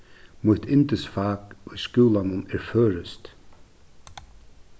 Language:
Faroese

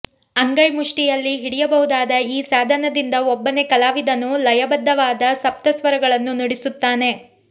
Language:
Kannada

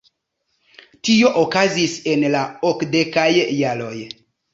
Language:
Esperanto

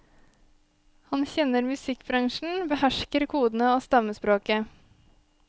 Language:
Norwegian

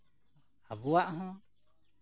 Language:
Santali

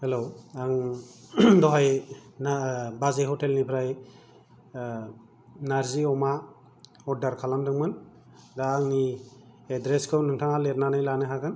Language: Bodo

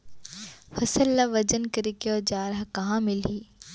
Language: Chhattisgarhi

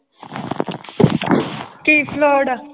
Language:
Punjabi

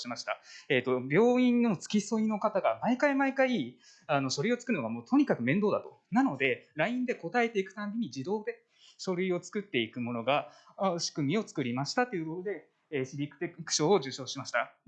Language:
Japanese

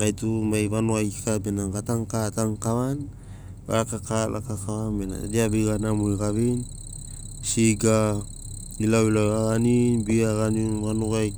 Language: Sinaugoro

